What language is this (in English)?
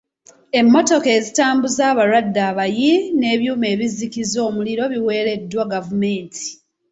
Ganda